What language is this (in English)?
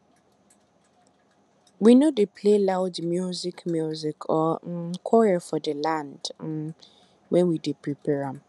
Nigerian Pidgin